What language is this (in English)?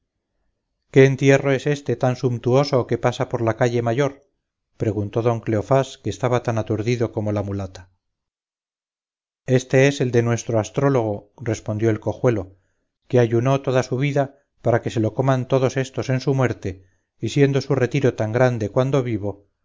Spanish